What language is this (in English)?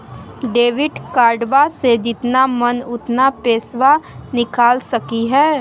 Magahi